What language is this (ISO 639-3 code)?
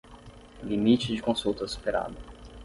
por